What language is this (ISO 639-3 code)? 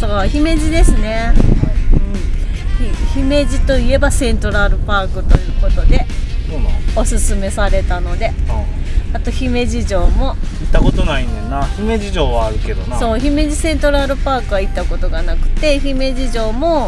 jpn